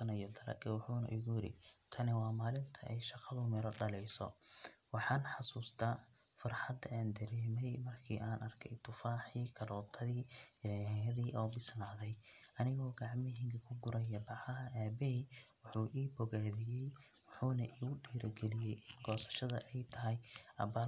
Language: Somali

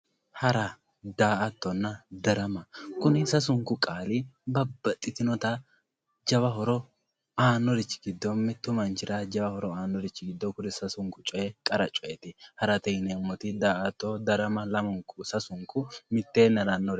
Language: Sidamo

